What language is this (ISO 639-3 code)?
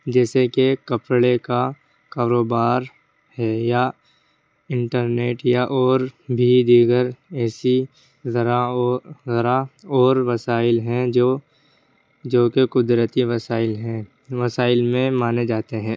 urd